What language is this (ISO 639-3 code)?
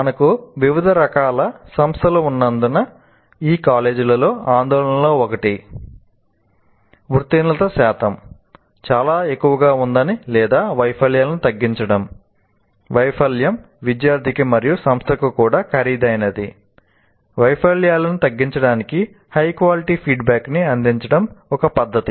tel